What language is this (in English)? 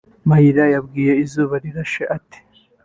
Kinyarwanda